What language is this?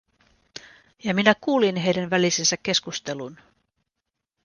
Finnish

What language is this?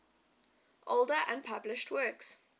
English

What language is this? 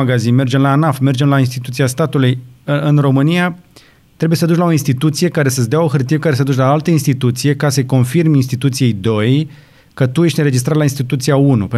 Romanian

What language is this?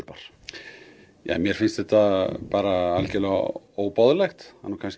Icelandic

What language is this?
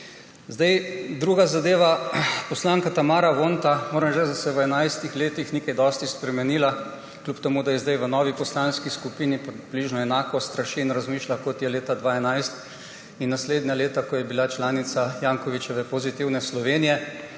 Slovenian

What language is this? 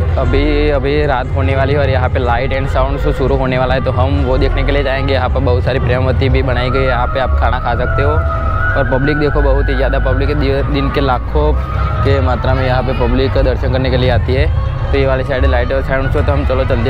Hindi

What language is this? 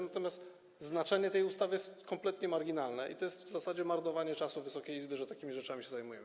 Polish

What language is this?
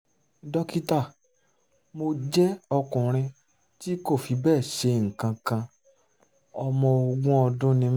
Yoruba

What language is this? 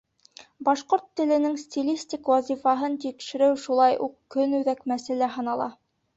Bashkir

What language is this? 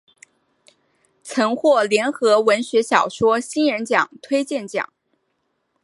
Chinese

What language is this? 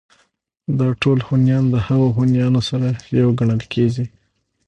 Pashto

